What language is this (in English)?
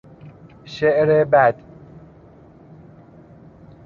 Persian